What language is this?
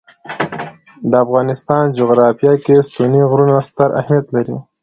Pashto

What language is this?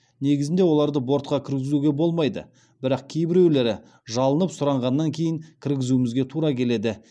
Kazakh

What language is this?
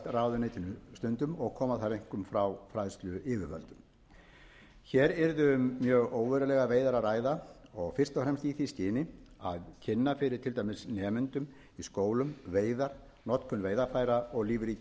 Icelandic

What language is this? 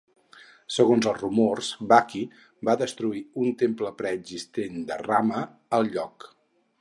Catalan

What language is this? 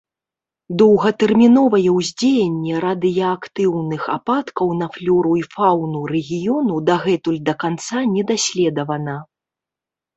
Belarusian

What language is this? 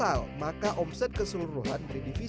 Indonesian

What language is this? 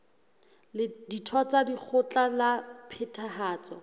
Southern Sotho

